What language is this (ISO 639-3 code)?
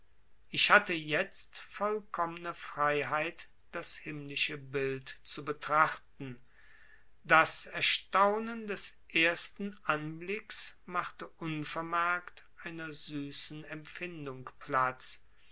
deu